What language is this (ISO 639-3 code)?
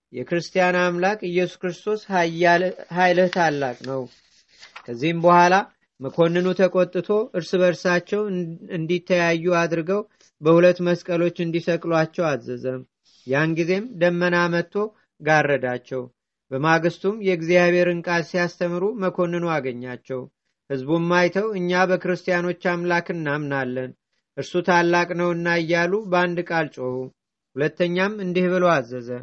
amh